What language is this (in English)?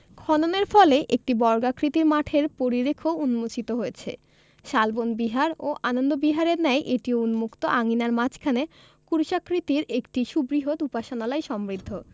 Bangla